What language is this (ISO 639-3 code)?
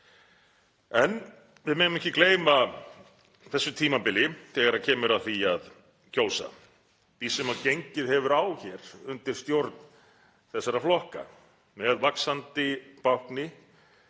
isl